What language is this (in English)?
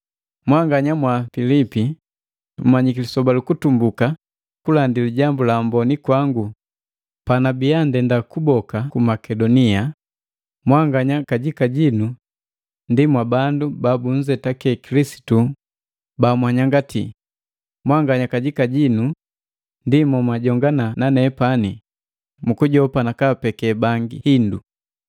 Matengo